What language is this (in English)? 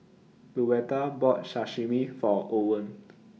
English